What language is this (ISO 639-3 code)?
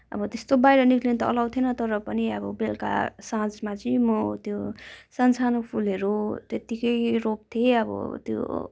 nep